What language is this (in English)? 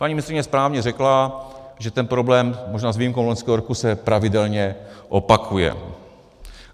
Czech